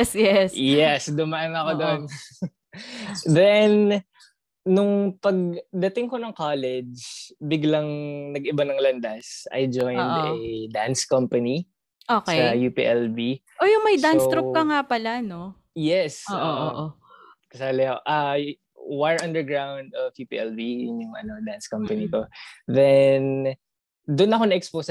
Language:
Filipino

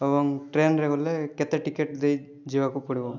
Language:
Odia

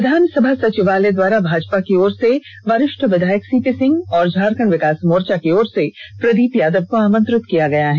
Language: Hindi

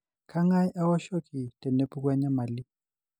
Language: Masai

